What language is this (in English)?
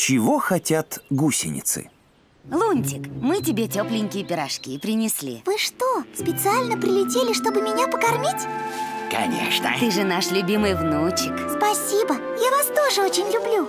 Russian